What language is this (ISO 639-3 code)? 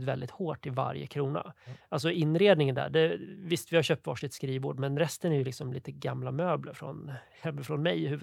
swe